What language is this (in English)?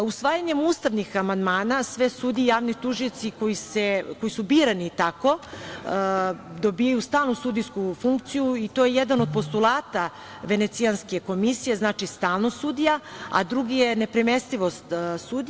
Serbian